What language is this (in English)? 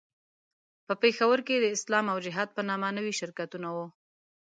Pashto